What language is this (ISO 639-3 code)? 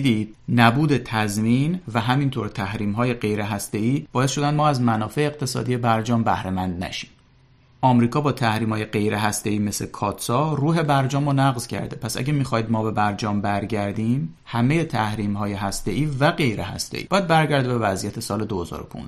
fas